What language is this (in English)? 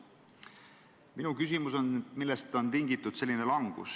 Estonian